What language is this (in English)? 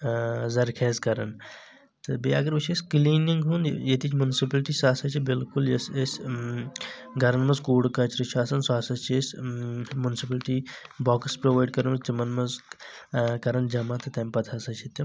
Kashmiri